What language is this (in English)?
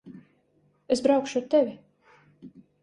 Latvian